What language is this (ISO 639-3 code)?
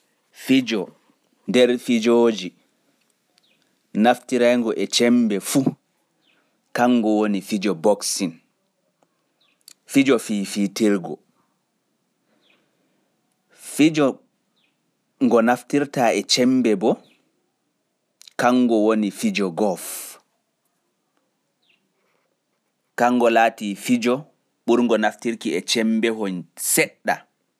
ful